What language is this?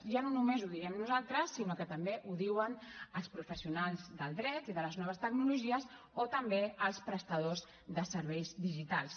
Catalan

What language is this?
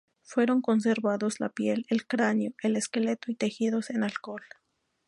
Spanish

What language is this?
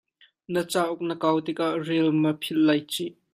Hakha Chin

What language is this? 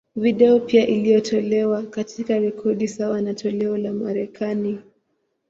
Swahili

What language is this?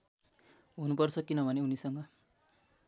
Nepali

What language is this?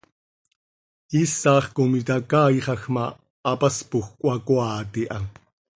Seri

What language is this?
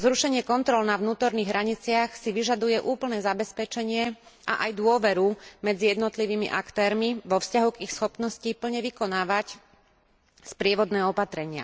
Slovak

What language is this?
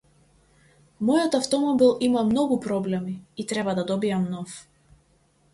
Macedonian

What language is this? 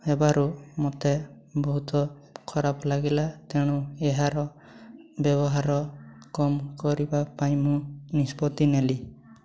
Odia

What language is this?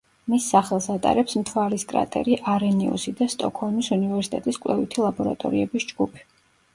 Georgian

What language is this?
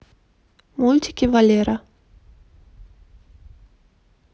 Russian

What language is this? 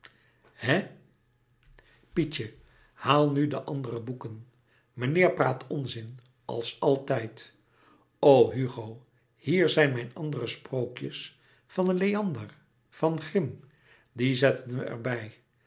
Dutch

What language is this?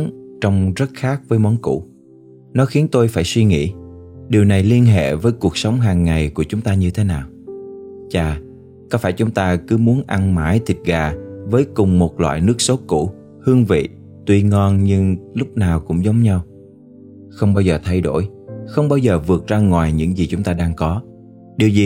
Vietnamese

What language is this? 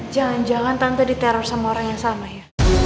Indonesian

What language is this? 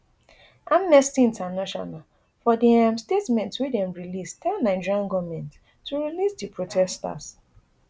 Nigerian Pidgin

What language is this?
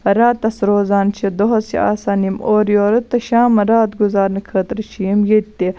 Kashmiri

